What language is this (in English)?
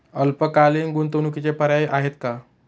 Marathi